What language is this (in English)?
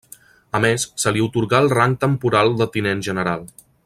Catalan